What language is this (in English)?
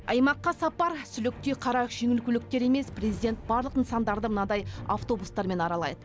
Kazakh